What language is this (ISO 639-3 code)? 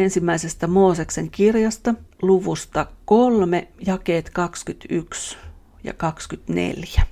fin